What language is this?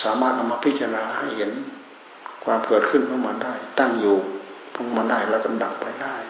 Thai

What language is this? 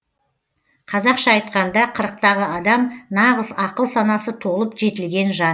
Kazakh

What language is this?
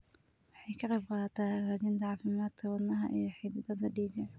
Somali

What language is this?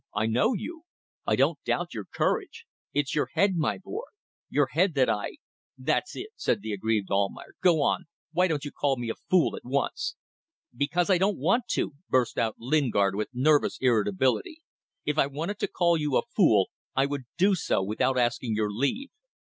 English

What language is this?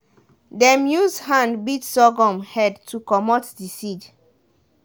Nigerian Pidgin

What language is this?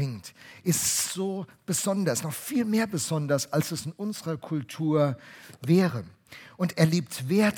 German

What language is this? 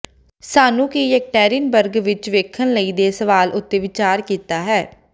Punjabi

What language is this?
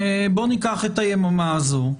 Hebrew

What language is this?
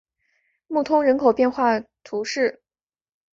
Chinese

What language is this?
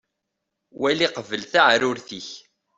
Kabyle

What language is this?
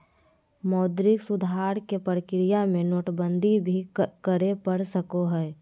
Magahi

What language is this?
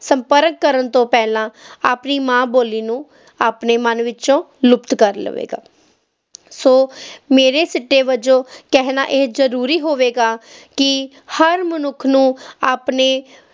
Punjabi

